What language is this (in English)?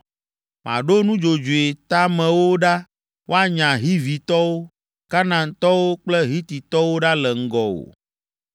Ewe